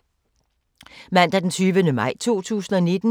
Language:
Danish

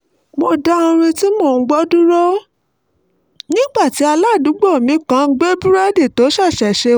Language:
Yoruba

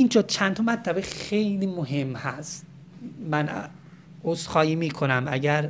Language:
Persian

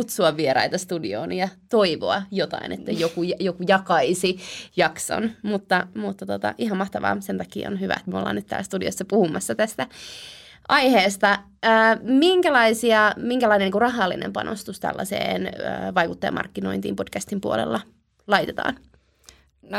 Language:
Finnish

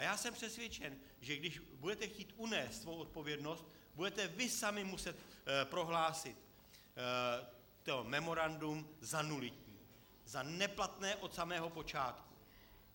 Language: Czech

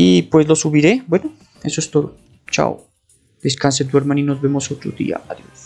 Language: Spanish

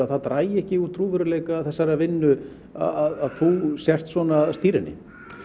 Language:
Icelandic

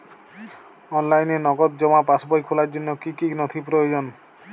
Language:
Bangla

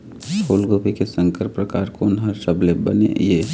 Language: Chhattisgarhi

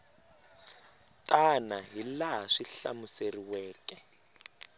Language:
Tsonga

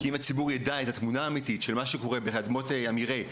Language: Hebrew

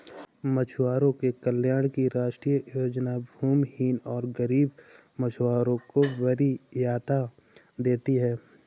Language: Hindi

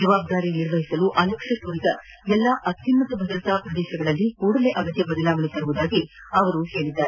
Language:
Kannada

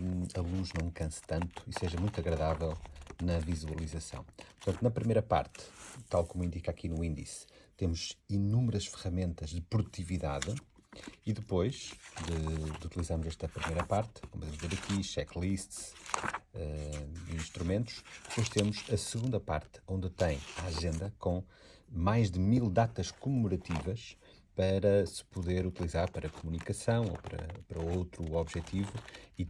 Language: Portuguese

